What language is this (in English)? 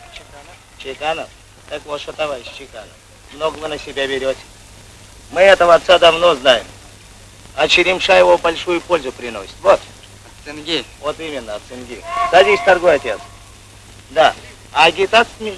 Russian